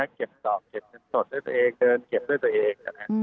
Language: Thai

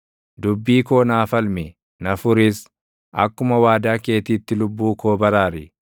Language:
Oromo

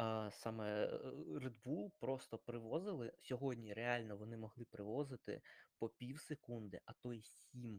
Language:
Ukrainian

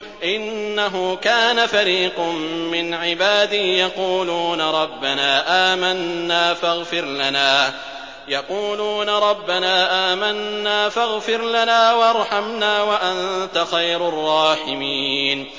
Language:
Arabic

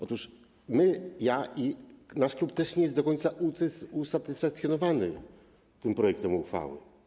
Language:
Polish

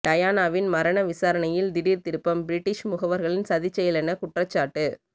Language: Tamil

